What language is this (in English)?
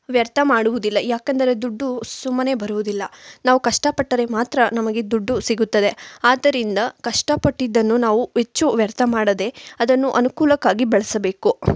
Kannada